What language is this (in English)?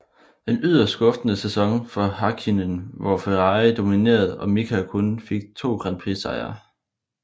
Danish